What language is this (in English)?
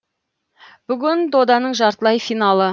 Kazakh